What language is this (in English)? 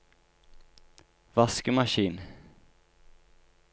Norwegian